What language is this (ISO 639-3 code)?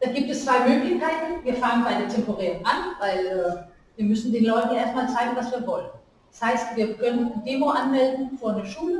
deu